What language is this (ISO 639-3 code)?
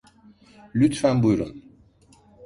tur